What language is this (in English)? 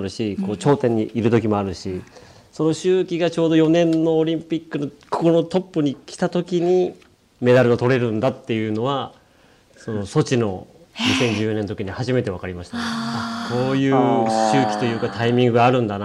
Japanese